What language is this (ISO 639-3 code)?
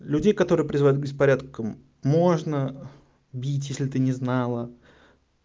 rus